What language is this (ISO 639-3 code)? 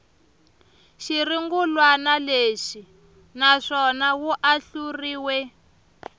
tso